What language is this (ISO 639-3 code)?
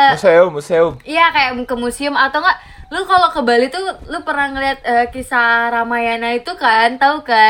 ind